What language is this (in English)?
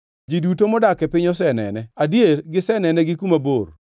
Luo (Kenya and Tanzania)